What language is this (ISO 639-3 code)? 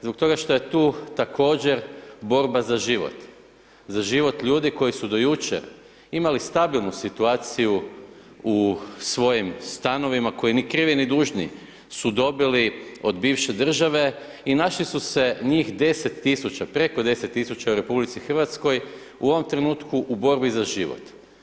hrv